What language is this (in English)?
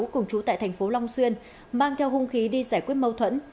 Vietnamese